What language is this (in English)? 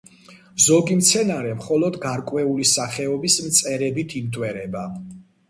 Georgian